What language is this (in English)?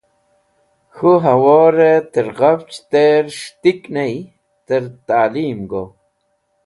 Wakhi